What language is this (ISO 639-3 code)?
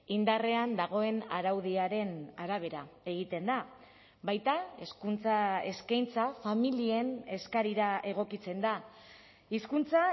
eus